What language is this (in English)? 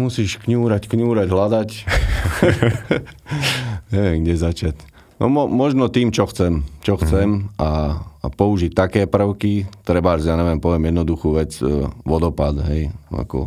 Slovak